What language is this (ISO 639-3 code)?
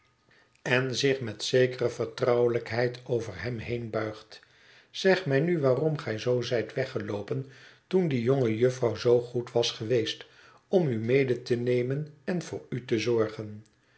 nld